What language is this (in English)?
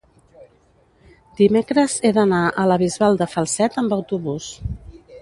Catalan